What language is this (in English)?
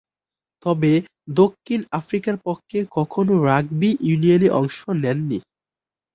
Bangla